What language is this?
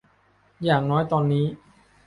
Thai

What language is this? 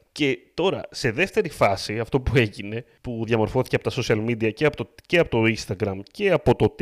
Greek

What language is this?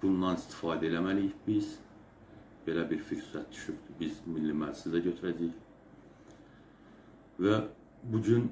Turkish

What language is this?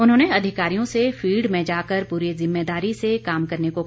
Hindi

